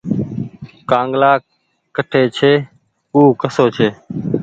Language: Goaria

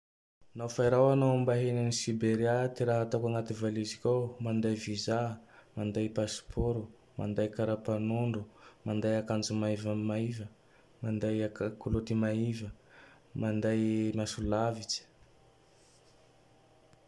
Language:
Tandroy-Mahafaly Malagasy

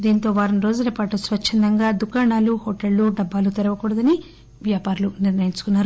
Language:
Telugu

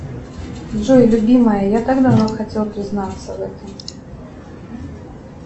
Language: Russian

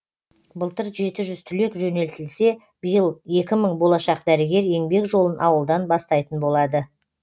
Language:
Kazakh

